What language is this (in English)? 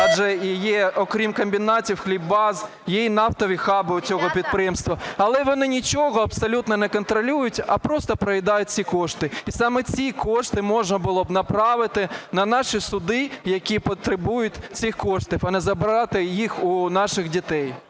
Ukrainian